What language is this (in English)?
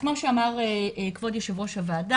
Hebrew